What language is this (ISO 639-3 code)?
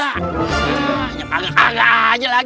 ind